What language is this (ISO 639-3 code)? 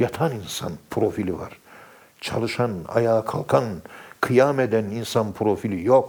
tur